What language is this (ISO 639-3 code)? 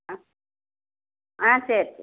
tam